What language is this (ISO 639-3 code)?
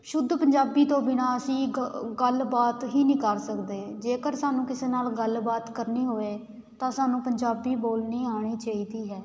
pan